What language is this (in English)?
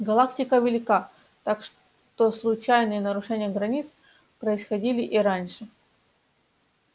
Russian